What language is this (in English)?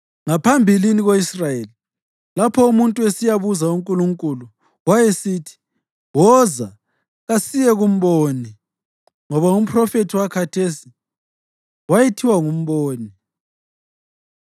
North Ndebele